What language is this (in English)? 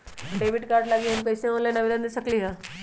Magahi